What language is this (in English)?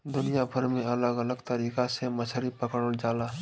Bhojpuri